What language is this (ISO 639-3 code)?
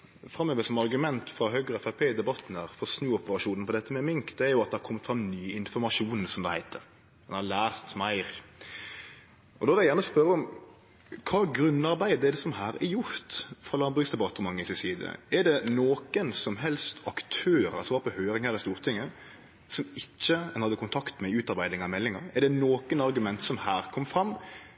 nno